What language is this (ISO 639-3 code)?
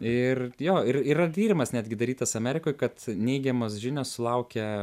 lit